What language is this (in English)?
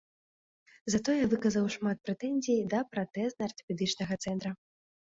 Belarusian